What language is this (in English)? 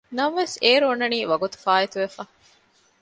Divehi